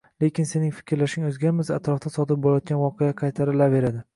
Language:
Uzbek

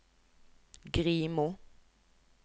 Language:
Norwegian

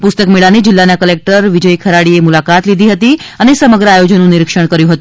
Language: Gujarati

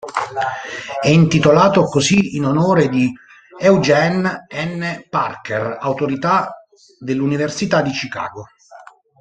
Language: Italian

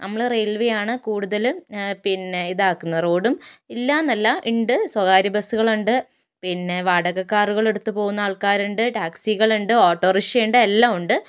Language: Malayalam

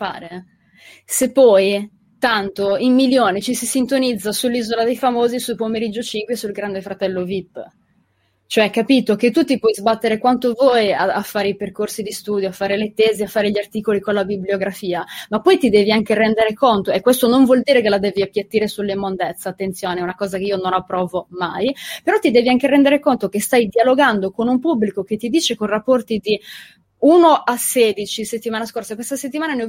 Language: Italian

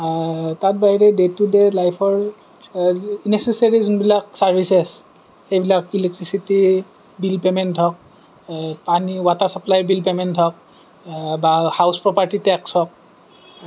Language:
Assamese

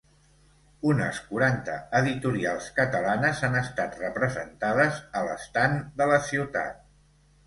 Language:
Catalan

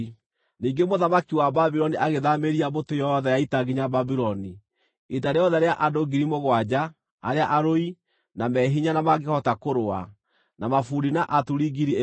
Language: Kikuyu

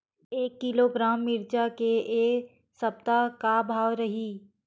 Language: Chhattisgarhi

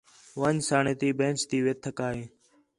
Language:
Khetrani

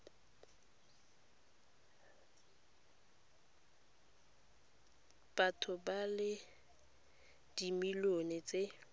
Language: Tswana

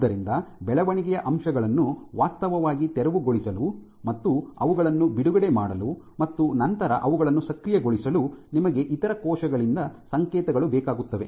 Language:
Kannada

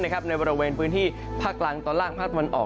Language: Thai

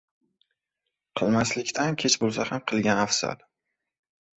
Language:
Uzbek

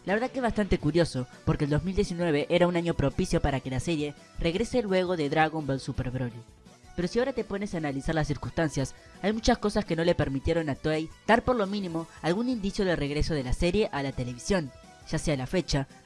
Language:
Spanish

